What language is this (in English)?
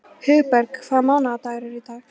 Icelandic